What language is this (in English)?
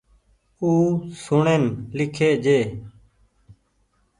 Goaria